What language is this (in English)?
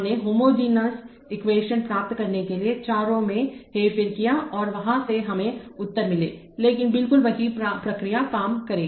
Hindi